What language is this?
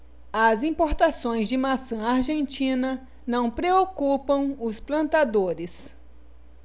Portuguese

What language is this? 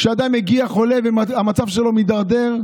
Hebrew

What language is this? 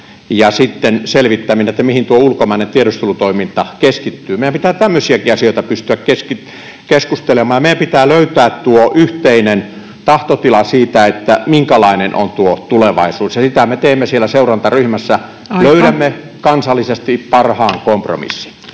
Finnish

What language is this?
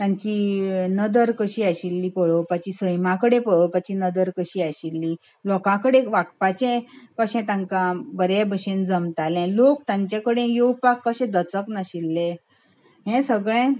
Konkani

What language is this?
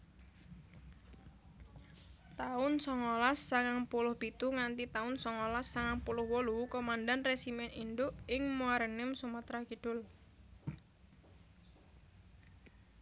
Javanese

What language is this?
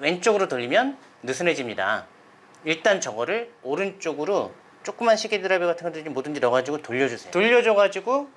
Korean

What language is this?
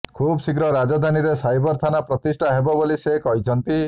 Odia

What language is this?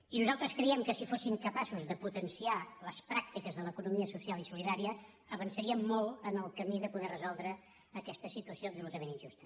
Catalan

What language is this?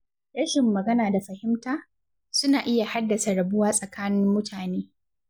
Hausa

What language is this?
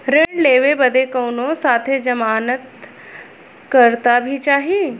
Bhojpuri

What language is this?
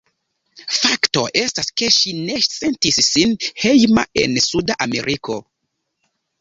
Esperanto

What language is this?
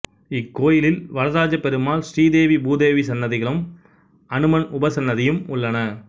Tamil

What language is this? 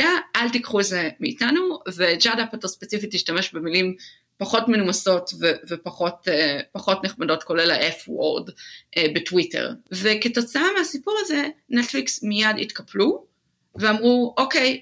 Hebrew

